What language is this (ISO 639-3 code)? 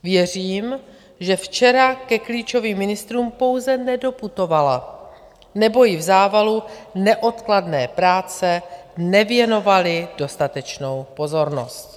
ces